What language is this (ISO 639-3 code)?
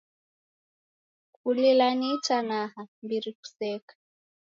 dav